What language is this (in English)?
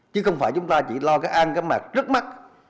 Vietnamese